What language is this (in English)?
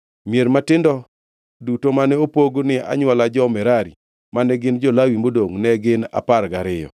Luo (Kenya and Tanzania)